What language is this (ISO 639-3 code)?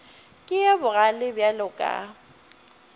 nso